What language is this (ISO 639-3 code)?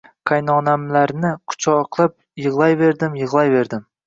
uzb